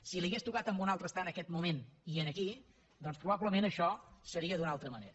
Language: Catalan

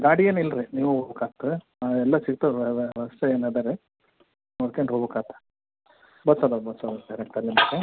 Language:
Kannada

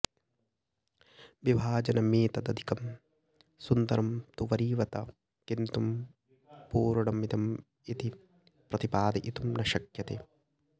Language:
Sanskrit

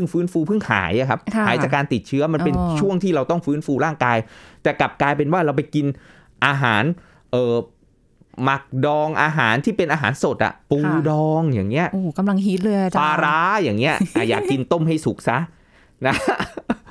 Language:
Thai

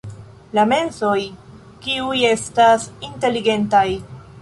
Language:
Esperanto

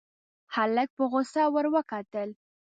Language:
Pashto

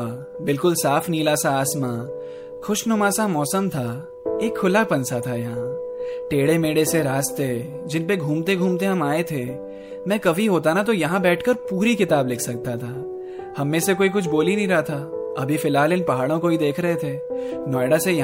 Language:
Hindi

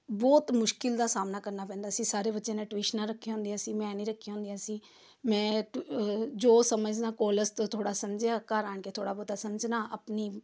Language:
Punjabi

